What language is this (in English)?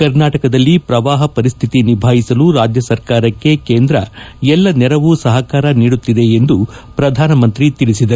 Kannada